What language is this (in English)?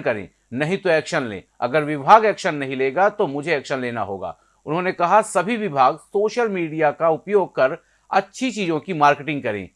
Hindi